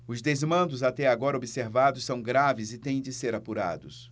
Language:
Portuguese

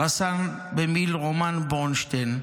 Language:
Hebrew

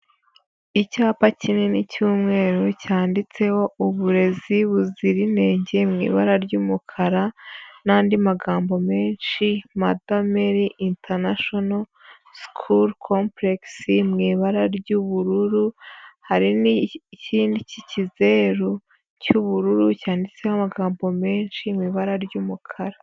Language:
Kinyarwanda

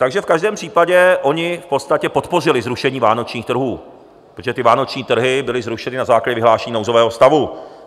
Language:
Czech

